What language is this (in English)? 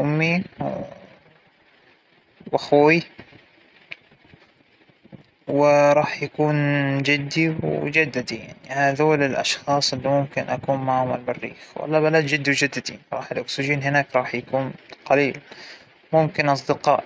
Hijazi Arabic